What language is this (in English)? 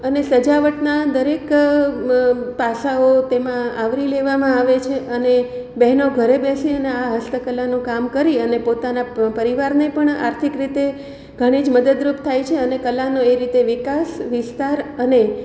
Gujarati